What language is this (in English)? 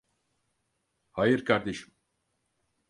Turkish